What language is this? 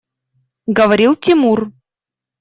Russian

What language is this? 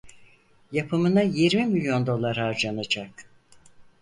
Turkish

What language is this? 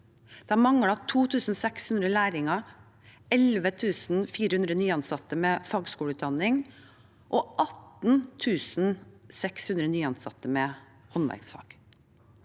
Norwegian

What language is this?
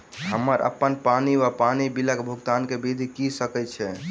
Maithili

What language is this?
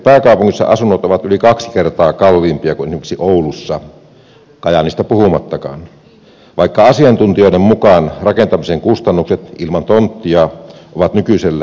Finnish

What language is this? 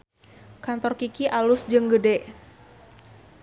Sundanese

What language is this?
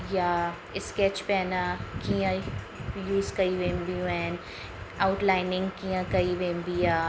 Sindhi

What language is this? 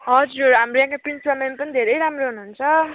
Nepali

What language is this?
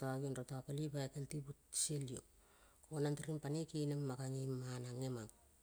Kol (Papua New Guinea)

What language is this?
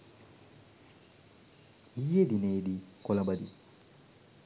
Sinhala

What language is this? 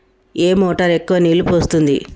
Telugu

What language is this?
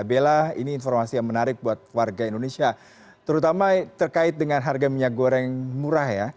Indonesian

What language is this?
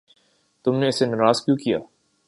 Urdu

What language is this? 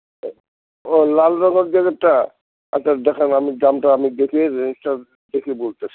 Bangla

